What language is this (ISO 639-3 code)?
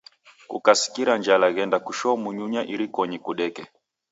dav